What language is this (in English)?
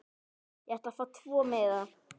Icelandic